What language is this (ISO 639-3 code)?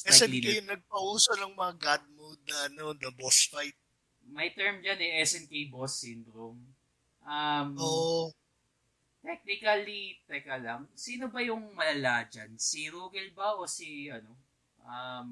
fil